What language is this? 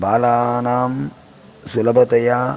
Sanskrit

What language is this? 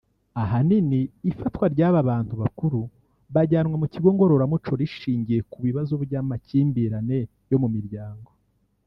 Kinyarwanda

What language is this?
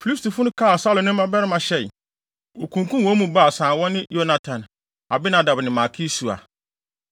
Akan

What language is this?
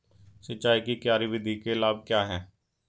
Hindi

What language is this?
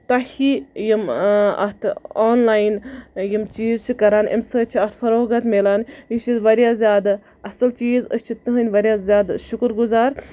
Kashmiri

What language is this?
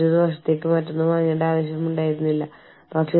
Malayalam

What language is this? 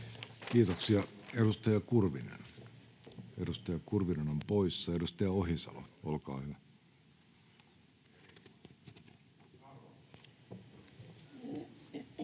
Finnish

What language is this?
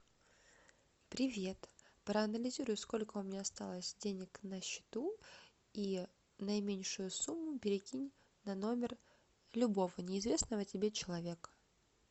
Russian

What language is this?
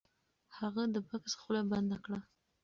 Pashto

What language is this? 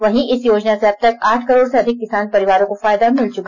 Hindi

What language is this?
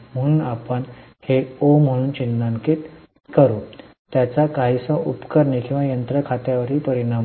Marathi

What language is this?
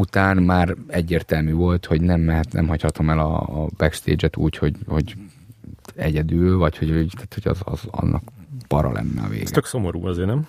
Hungarian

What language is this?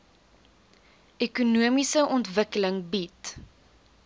Afrikaans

